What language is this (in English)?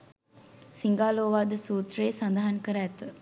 Sinhala